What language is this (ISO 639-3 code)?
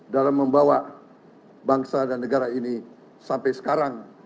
ind